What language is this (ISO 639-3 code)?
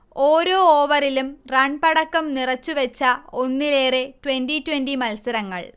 mal